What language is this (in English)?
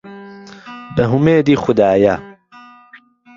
Central Kurdish